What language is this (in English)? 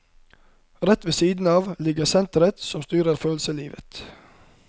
Norwegian